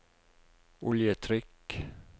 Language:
Norwegian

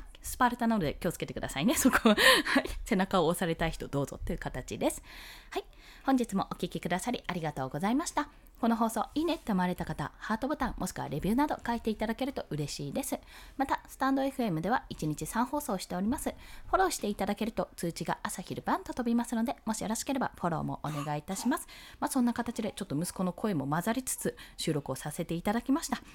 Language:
Japanese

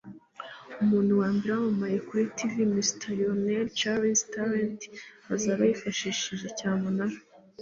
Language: Kinyarwanda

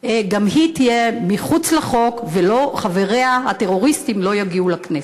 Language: Hebrew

